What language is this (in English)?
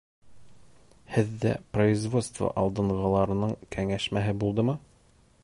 Bashkir